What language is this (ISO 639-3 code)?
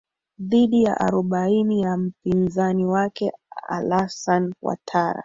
swa